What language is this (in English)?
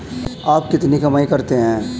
Hindi